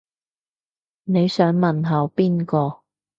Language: Cantonese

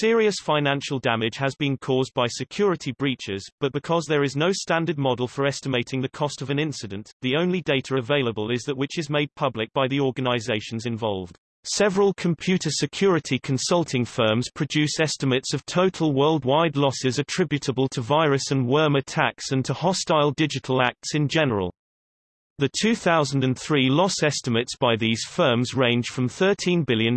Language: English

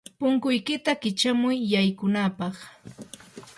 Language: Yanahuanca Pasco Quechua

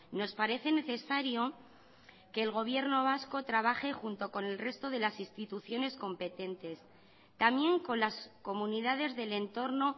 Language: Spanish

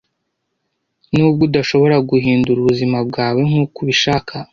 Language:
Kinyarwanda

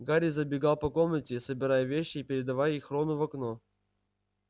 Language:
Russian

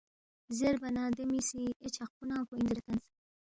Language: Balti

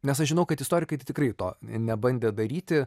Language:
Lithuanian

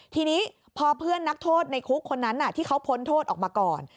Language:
Thai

